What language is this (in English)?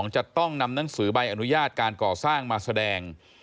Thai